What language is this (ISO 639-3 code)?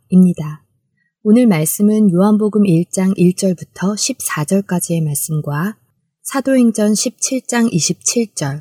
kor